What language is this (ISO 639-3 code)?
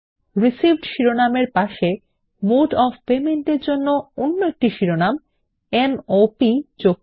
ben